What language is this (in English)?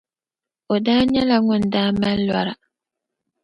Dagbani